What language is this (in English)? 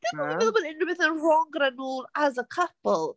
Welsh